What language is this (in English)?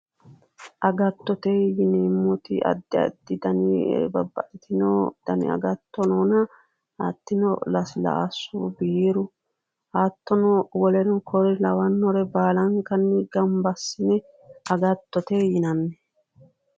Sidamo